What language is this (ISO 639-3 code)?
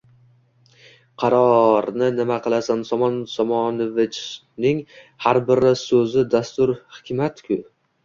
uzb